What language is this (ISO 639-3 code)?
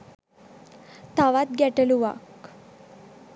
sin